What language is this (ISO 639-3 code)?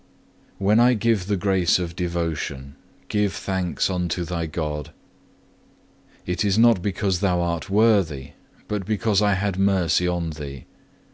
eng